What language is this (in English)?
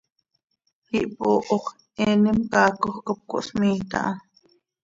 Seri